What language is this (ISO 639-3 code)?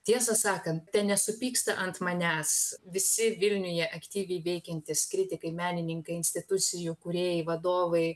lit